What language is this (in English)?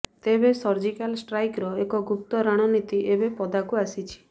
Odia